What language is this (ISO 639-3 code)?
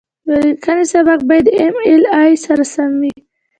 pus